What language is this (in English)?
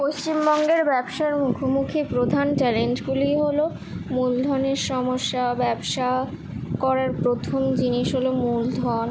Bangla